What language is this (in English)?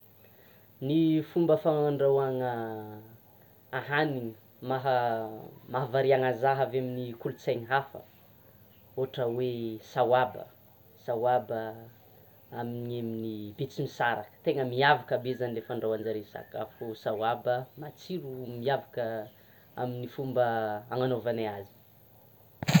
Tsimihety Malagasy